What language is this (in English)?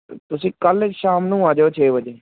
Punjabi